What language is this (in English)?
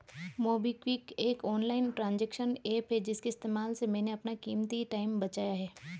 Hindi